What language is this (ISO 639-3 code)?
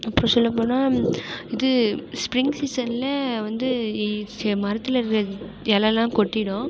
tam